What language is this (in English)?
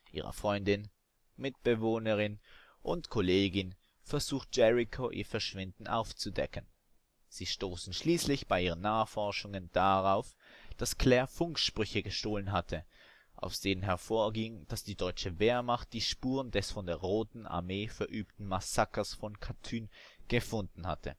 German